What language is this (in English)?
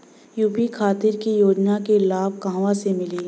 Bhojpuri